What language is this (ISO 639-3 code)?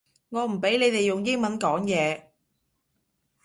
yue